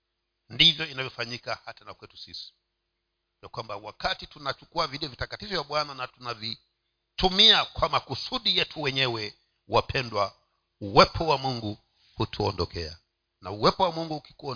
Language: Swahili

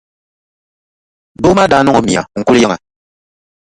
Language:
Dagbani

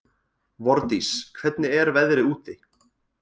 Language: Icelandic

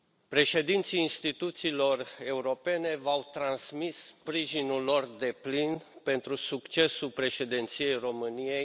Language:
Romanian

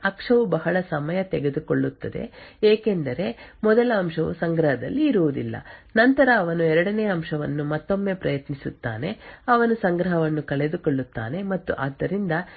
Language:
Kannada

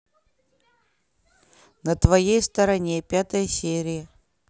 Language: Russian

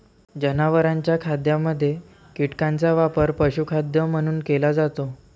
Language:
Marathi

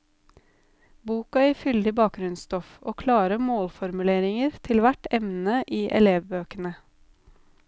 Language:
Norwegian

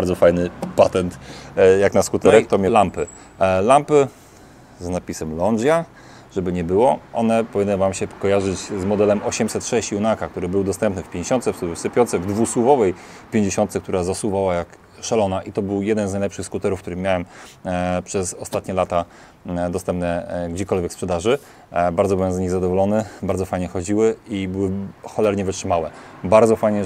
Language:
Polish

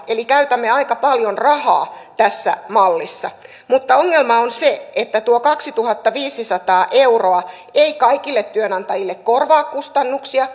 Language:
Finnish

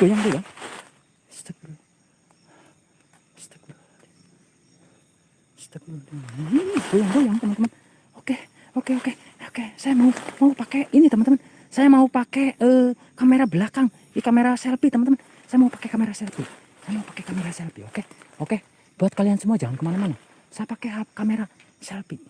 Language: Indonesian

